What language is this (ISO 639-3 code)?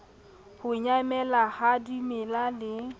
sot